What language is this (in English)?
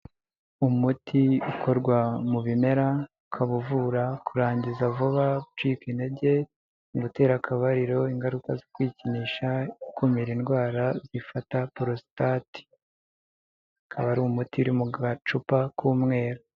Kinyarwanda